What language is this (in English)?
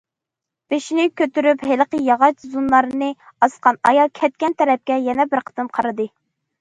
Uyghur